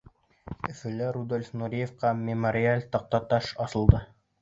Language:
Bashkir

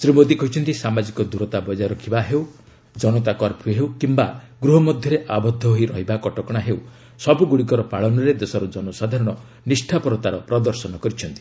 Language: Odia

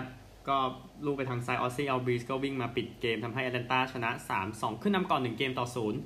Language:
Thai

